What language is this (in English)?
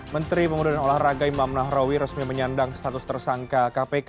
Indonesian